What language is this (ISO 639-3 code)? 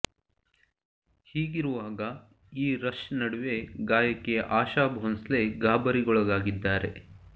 kan